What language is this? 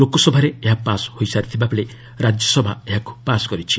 Odia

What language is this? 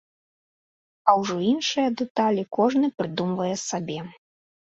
Belarusian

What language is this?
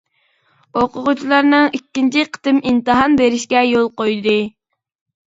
Uyghur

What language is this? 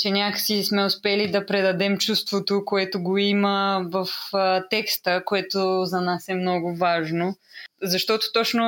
Bulgarian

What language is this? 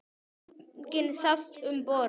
Icelandic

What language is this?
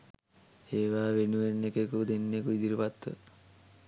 Sinhala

